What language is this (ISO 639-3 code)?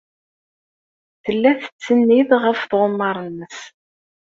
kab